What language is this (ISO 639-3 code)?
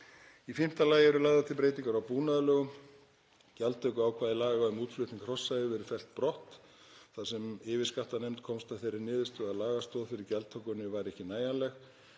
isl